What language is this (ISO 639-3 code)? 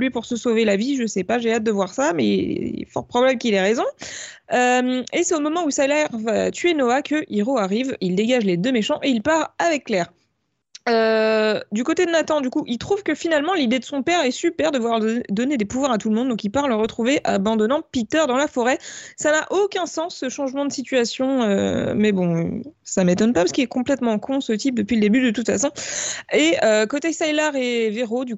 fra